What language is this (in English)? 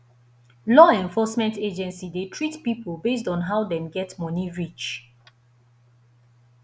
Nigerian Pidgin